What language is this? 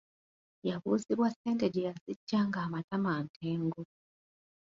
Ganda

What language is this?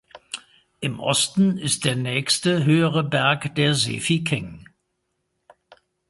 German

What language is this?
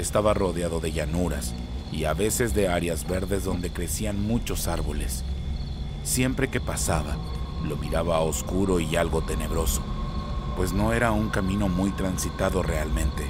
Spanish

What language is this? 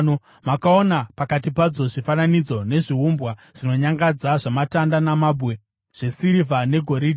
Shona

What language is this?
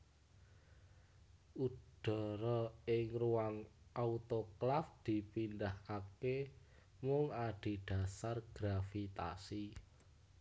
Javanese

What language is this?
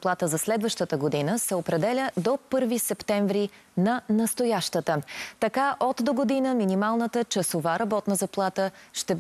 Bulgarian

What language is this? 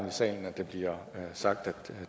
Danish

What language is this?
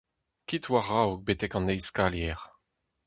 Breton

